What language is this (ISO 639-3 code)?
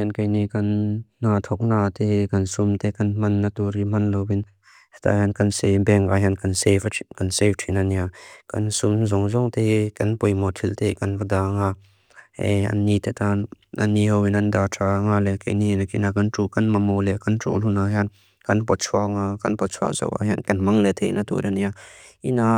lus